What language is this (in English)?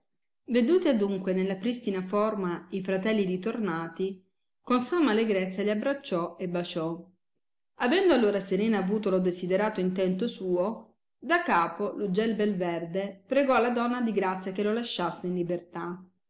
Italian